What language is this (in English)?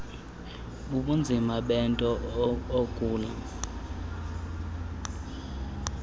Xhosa